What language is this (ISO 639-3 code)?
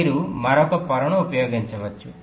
tel